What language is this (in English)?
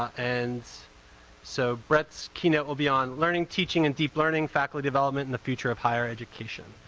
English